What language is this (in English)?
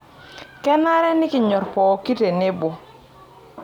Masai